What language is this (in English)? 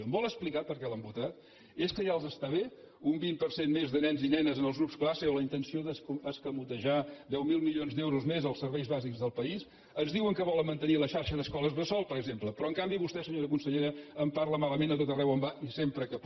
Catalan